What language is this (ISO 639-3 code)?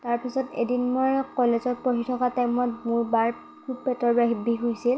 asm